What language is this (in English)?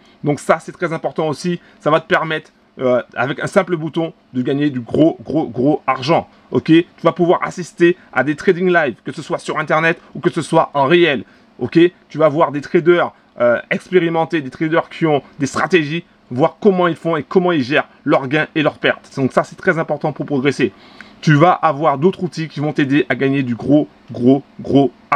French